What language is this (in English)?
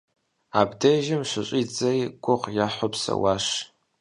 Kabardian